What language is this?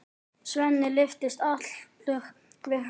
Icelandic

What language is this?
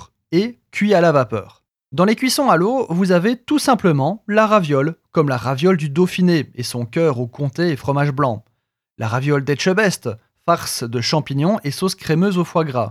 French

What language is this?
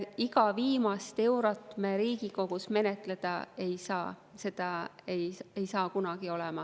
Estonian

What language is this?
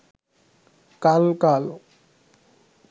Bangla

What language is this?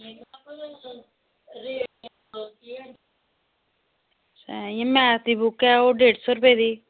Dogri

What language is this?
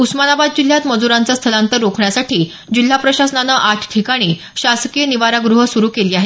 Marathi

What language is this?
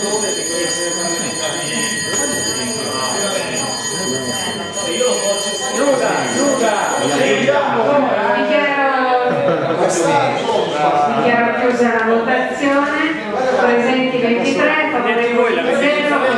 Italian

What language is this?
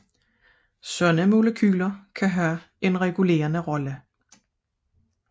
Danish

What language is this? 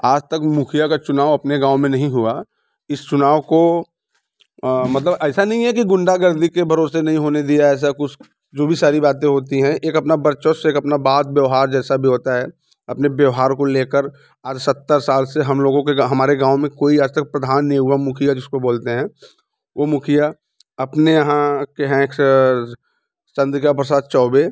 Hindi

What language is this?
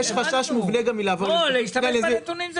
Hebrew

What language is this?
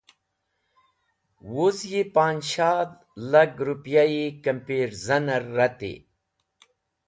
Wakhi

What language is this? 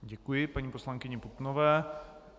Czech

